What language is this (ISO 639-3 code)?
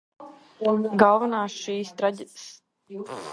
lav